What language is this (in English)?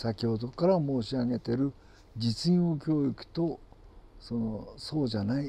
Japanese